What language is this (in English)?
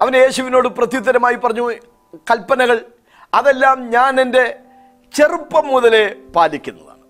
Malayalam